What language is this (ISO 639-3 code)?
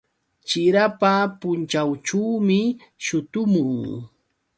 qux